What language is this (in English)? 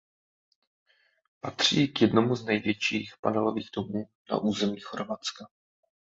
Czech